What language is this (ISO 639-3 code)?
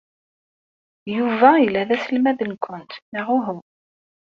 kab